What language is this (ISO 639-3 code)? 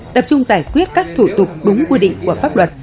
vie